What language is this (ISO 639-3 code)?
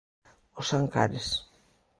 glg